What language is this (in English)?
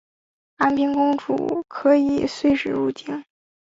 Chinese